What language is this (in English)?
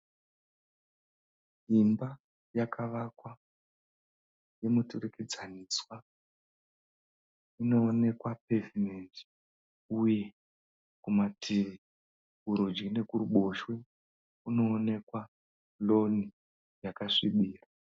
Shona